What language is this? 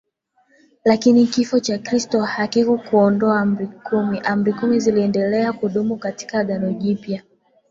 Swahili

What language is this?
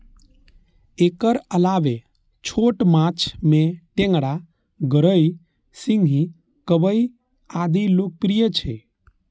Maithili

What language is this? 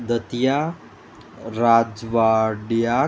Konkani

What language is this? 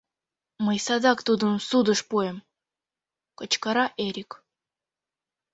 Mari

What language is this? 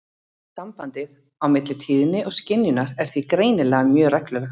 Icelandic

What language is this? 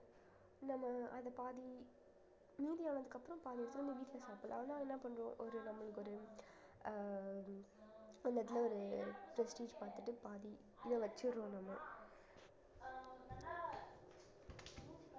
Tamil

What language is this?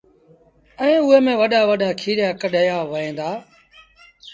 Sindhi Bhil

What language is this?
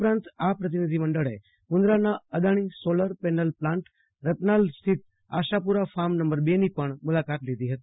Gujarati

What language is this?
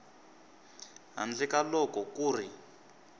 Tsonga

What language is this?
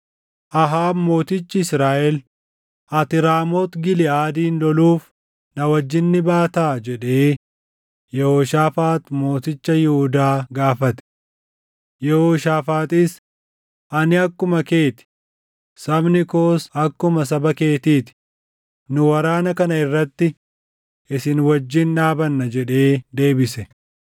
Oromo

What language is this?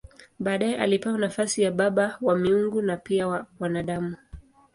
Swahili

